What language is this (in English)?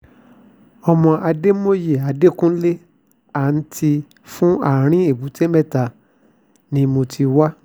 Yoruba